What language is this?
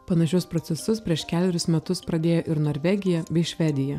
Lithuanian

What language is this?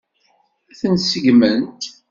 Kabyle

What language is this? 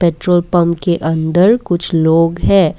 Hindi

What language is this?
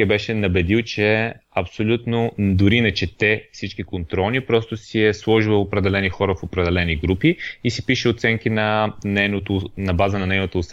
Bulgarian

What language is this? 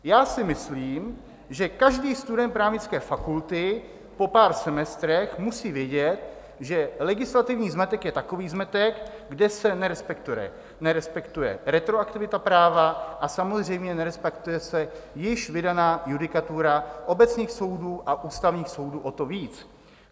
Czech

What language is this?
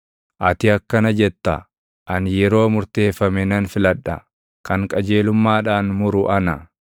Oromo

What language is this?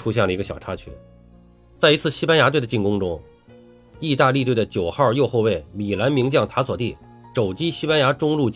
Chinese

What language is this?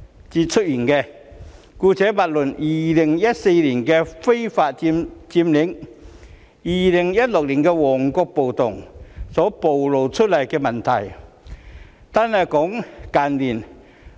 Cantonese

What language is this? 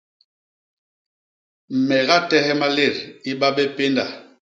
Basaa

